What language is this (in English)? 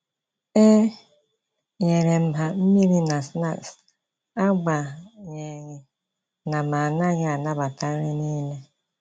Igbo